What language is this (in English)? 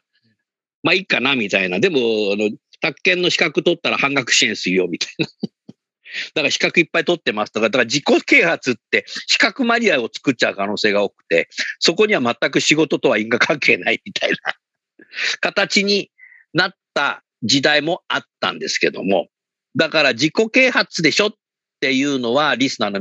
Japanese